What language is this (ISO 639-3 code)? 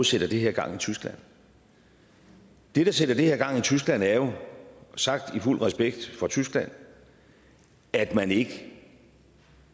dan